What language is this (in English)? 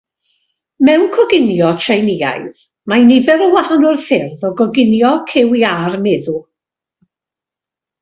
Welsh